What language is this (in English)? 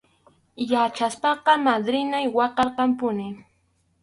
Arequipa-La Unión Quechua